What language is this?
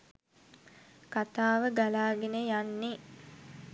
Sinhala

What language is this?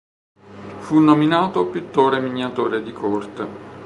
Italian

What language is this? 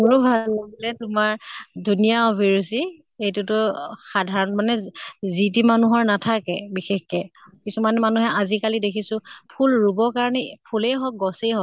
Assamese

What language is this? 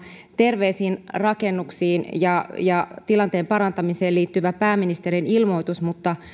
Finnish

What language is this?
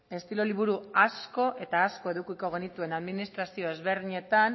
Basque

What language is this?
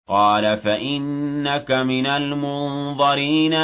Arabic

